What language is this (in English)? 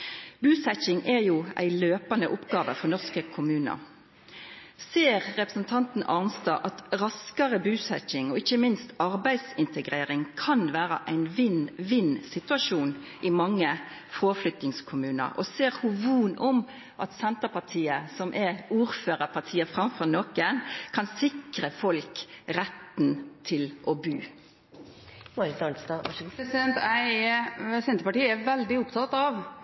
Norwegian